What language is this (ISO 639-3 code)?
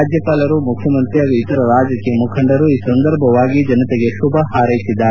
kan